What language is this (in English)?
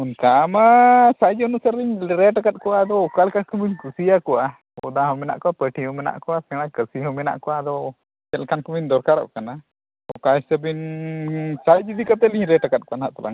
Santali